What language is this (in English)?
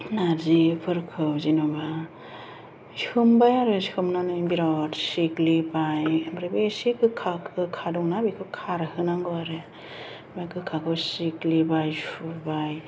Bodo